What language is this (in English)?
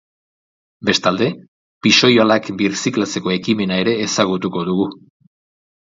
Basque